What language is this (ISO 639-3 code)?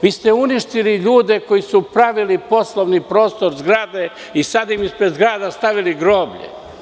srp